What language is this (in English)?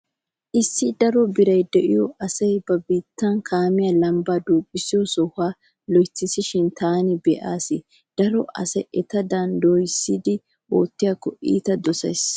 Wolaytta